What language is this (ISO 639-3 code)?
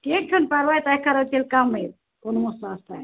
kas